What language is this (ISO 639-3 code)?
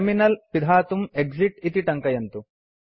san